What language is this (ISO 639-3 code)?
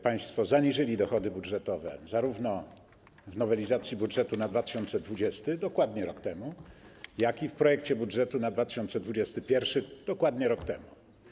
pol